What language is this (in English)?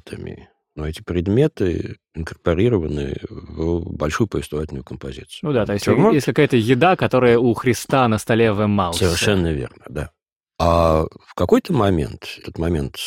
Russian